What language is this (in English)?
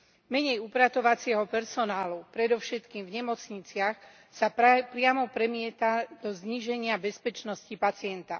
Slovak